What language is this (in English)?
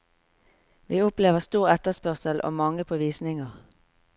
Norwegian